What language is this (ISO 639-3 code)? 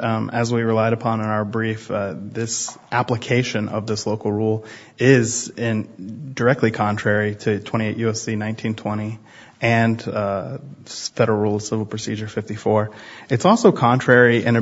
eng